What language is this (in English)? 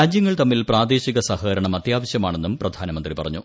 Malayalam